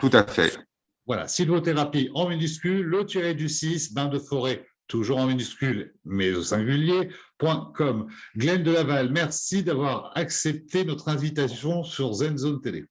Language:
French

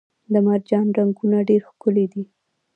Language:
Pashto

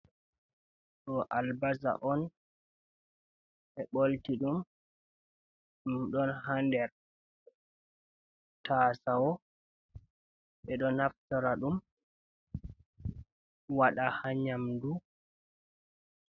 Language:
Fula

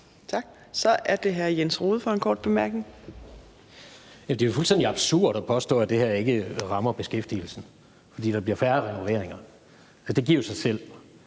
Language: Danish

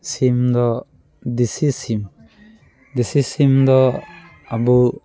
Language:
Santali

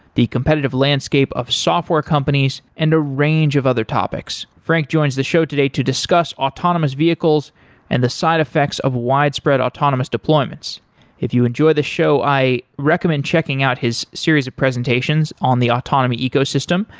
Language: English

